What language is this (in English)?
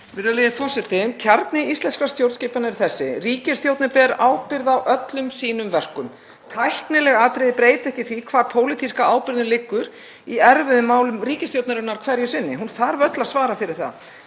Icelandic